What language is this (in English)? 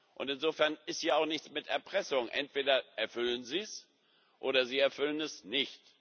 German